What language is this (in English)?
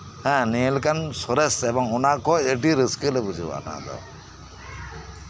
Santali